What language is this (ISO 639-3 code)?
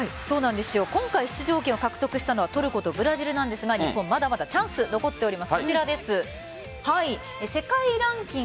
jpn